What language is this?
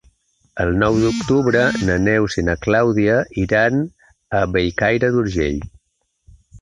Catalan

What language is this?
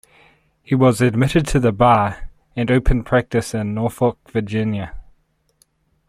English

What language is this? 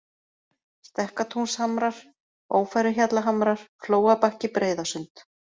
Icelandic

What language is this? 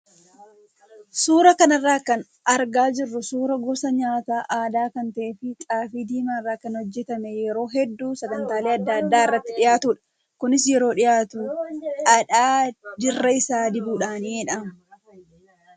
Oromo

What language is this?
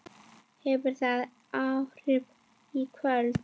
Icelandic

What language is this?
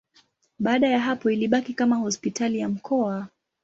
Swahili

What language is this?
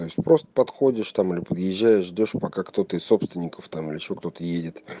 Russian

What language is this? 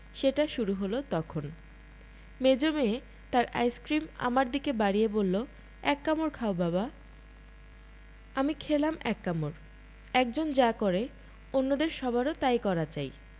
Bangla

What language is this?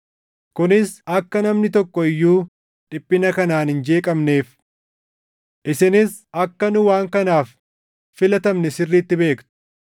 Oromo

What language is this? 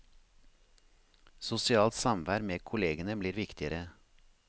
Norwegian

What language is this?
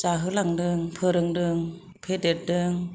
Bodo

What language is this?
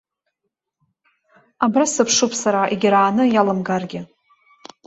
Abkhazian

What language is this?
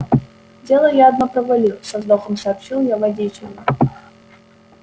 Russian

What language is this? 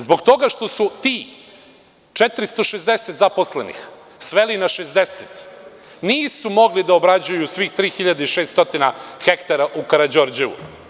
Serbian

